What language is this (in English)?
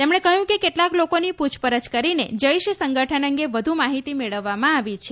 Gujarati